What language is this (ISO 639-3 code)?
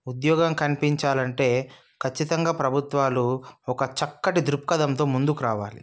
tel